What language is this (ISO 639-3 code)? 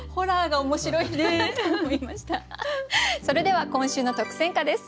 jpn